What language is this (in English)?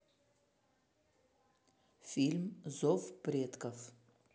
Russian